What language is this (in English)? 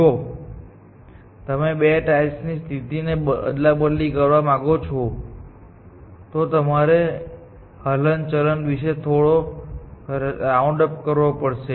Gujarati